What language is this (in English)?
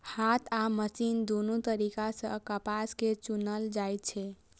Maithili